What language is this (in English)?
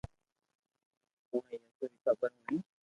Loarki